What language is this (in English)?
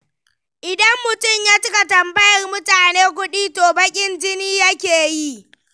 Hausa